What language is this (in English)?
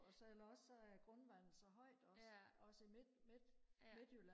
Danish